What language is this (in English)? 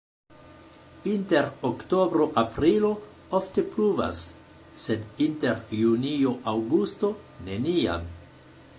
Esperanto